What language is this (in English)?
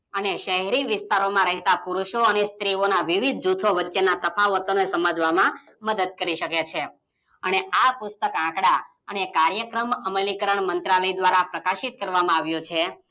Gujarati